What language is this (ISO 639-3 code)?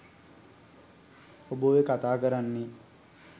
sin